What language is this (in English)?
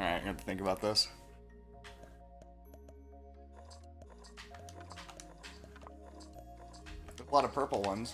English